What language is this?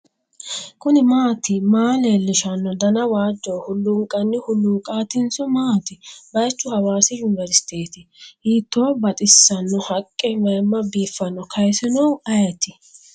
Sidamo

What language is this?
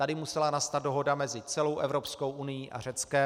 Czech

